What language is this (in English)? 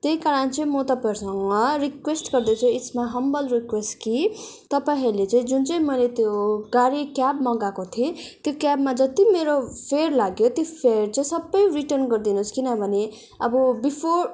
Nepali